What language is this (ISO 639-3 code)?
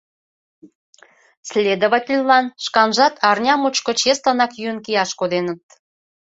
chm